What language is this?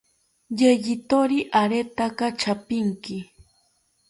South Ucayali Ashéninka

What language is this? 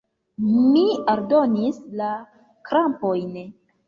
Esperanto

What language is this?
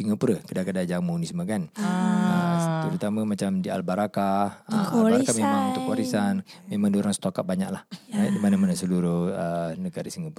Malay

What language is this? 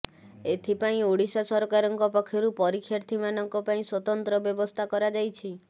Odia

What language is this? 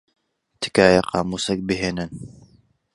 Central Kurdish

